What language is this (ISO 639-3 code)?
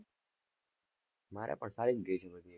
guj